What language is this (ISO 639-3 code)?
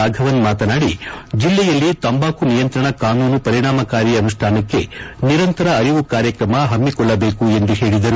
kan